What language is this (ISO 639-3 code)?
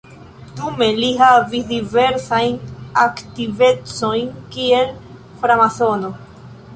epo